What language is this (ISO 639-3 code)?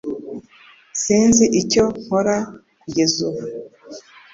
kin